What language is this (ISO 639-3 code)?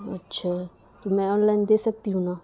urd